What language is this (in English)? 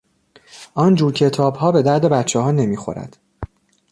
Persian